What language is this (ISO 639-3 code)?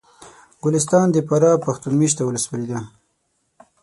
pus